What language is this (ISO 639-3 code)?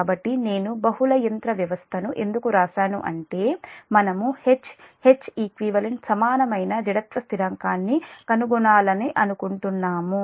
tel